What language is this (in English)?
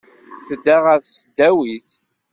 Kabyle